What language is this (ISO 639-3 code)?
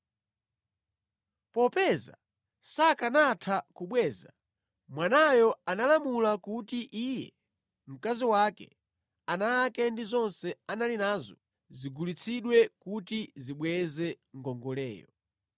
nya